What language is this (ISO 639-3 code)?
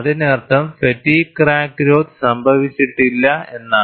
mal